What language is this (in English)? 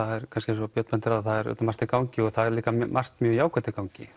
Icelandic